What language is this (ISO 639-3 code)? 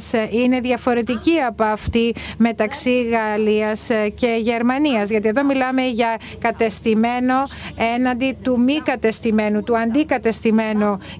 ell